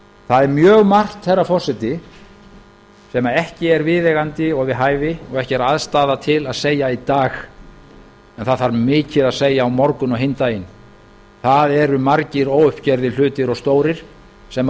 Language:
Icelandic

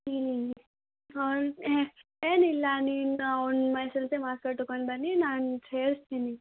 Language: Kannada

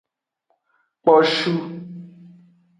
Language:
Aja (Benin)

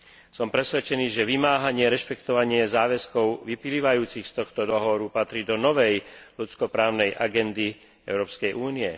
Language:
Slovak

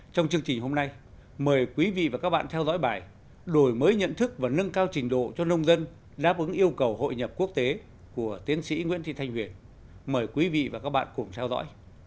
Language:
Vietnamese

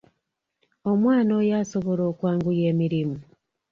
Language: Ganda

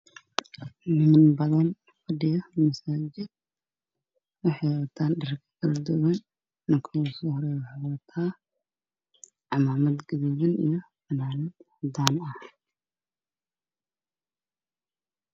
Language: Somali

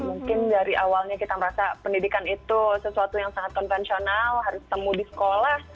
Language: Indonesian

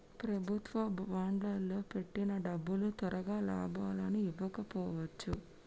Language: Telugu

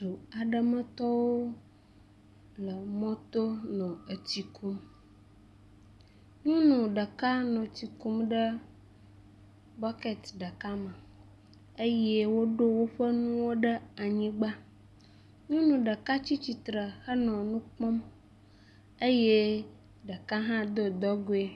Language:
Ewe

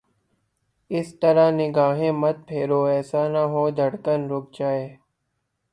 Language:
Urdu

